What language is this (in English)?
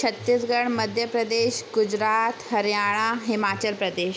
Sindhi